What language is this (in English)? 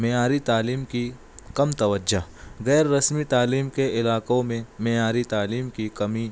Urdu